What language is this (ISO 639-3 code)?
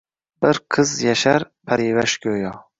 uzb